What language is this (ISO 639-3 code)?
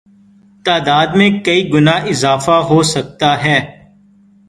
urd